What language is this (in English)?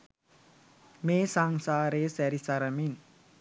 Sinhala